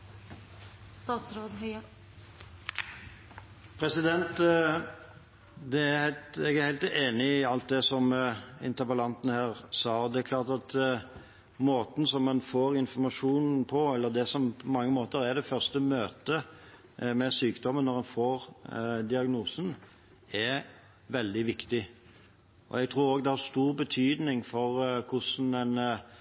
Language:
Norwegian Bokmål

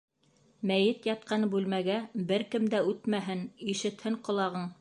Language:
Bashkir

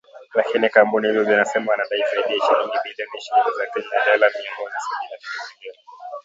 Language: Swahili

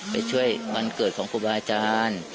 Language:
Thai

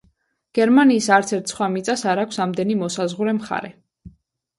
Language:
Georgian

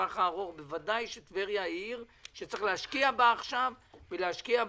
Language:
Hebrew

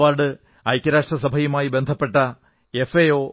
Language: Malayalam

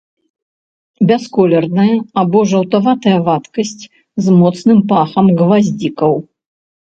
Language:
Belarusian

